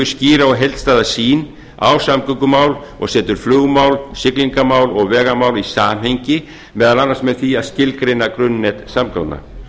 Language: Icelandic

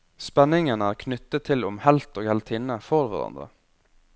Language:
Norwegian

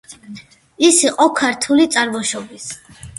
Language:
Georgian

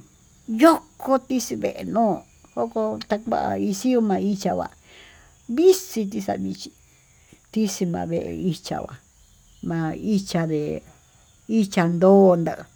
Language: Tututepec Mixtec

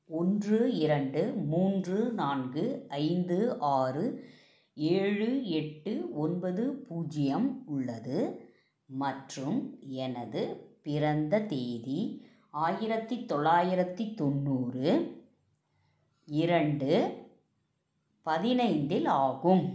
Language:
Tamil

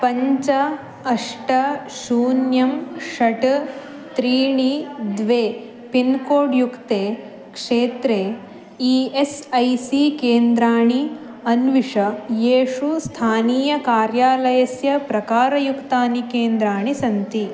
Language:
Sanskrit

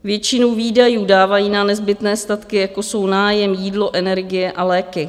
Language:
Czech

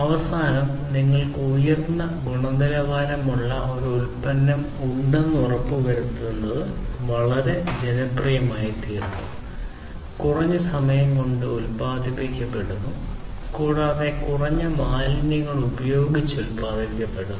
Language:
Malayalam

